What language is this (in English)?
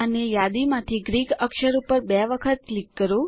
Gujarati